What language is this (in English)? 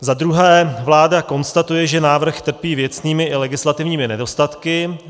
Czech